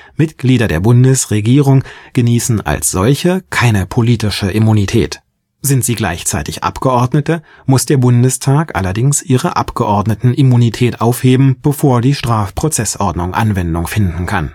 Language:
German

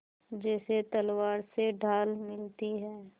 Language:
Hindi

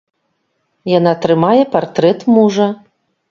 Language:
Belarusian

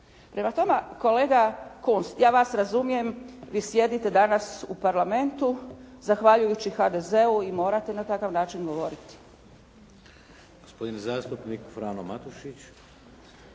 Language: Croatian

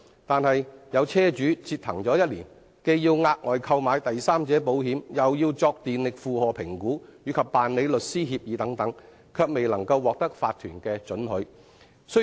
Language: Cantonese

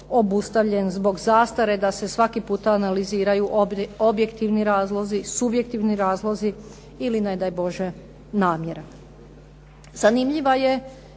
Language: Croatian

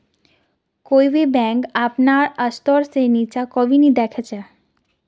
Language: Magahi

